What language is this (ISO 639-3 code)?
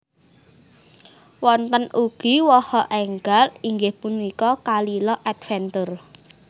jav